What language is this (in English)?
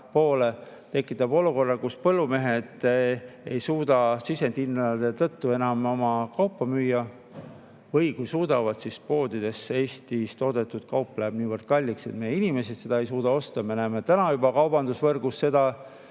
Estonian